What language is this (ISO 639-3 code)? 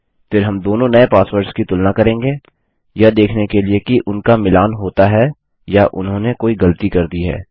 hin